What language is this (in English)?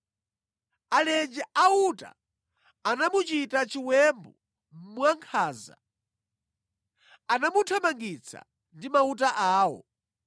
Nyanja